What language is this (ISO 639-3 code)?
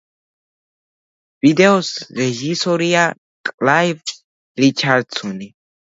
kat